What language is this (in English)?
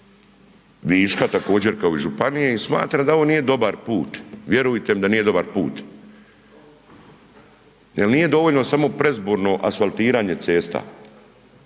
Croatian